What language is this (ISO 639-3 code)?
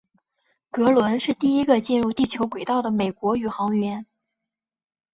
zho